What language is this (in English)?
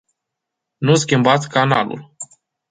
Romanian